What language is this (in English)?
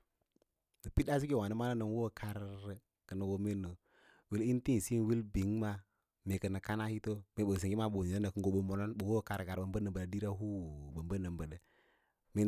Lala-Roba